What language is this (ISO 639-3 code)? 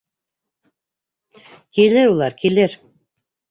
bak